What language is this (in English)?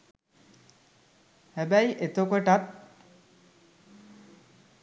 Sinhala